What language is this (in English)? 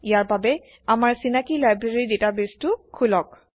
Assamese